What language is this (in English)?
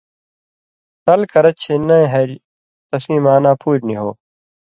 Indus Kohistani